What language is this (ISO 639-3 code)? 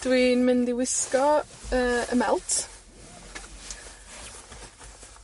cym